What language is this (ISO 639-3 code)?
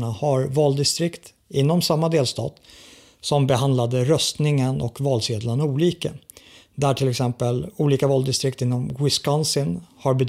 swe